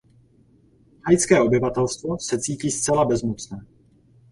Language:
Czech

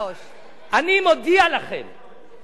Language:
Hebrew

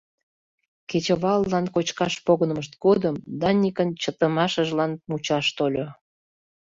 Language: Mari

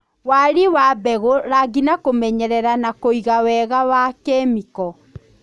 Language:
Kikuyu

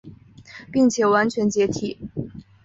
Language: Chinese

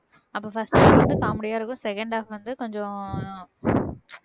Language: Tamil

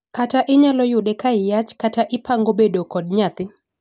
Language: Luo (Kenya and Tanzania)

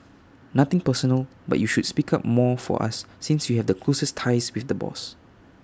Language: English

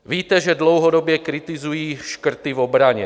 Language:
Czech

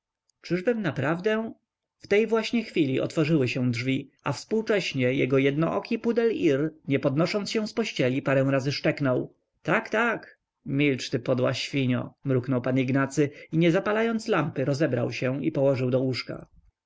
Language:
Polish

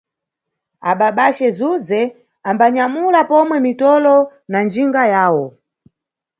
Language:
Nyungwe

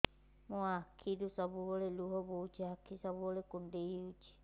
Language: Odia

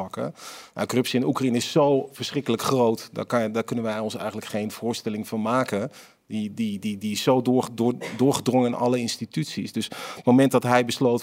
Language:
Dutch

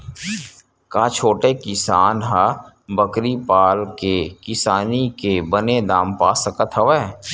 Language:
Chhattisgarhi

